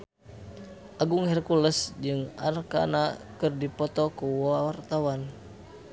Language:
Sundanese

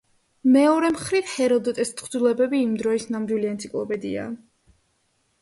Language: Georgian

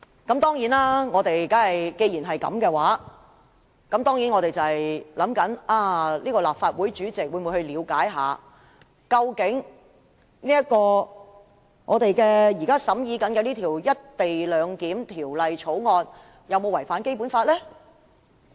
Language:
Cantonese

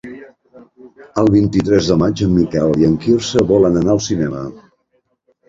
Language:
Catalan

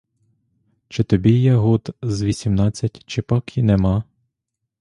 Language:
Ukrainian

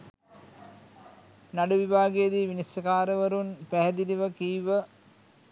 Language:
Sinhala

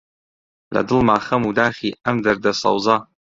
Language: Central Kurdish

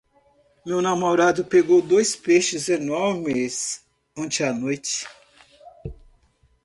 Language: Portuguese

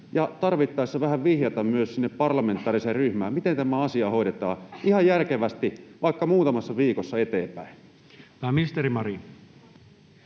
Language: Finnish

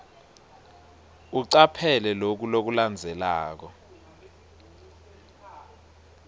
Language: Swati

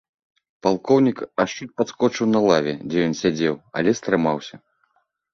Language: Belarusian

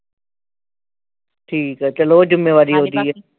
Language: Punjabi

